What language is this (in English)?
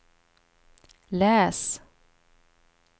Swedish